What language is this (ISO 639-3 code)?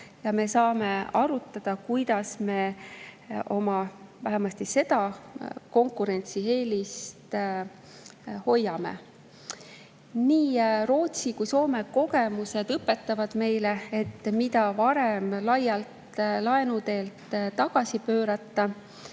est